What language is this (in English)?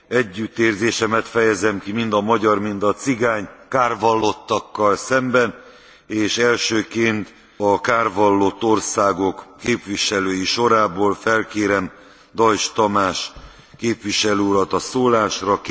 Hungarian